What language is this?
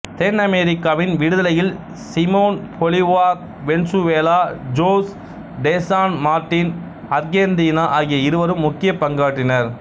Tamil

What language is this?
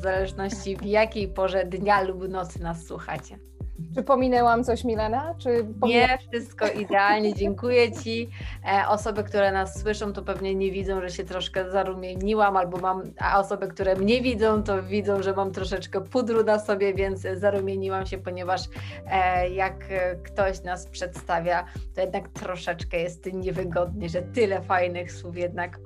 Polish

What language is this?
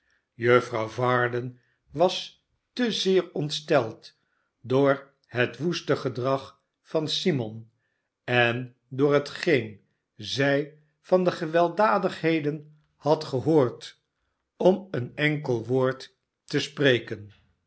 Dutch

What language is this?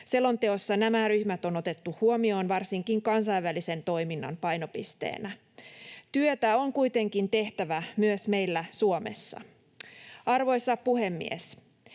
Finnish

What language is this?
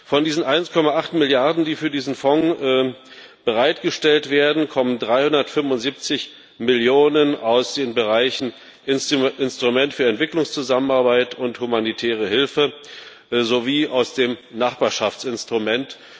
German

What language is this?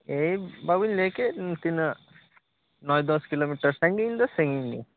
Santali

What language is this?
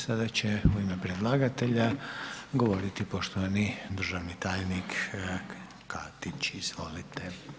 Croatian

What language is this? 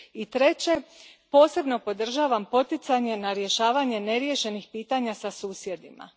Croatian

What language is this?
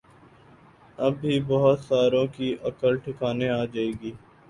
Urdu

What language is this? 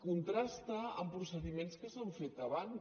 Catalan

